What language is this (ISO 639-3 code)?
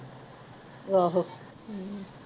pan